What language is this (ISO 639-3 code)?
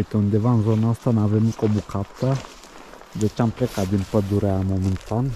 ron